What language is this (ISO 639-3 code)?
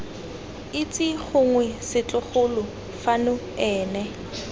tsn